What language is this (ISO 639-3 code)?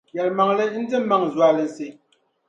dag